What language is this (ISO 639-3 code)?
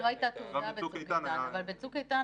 heb